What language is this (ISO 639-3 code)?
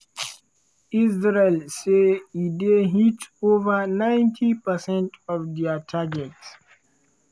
pcm